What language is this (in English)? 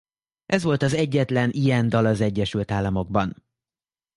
Hungarian